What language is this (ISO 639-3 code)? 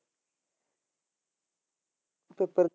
pan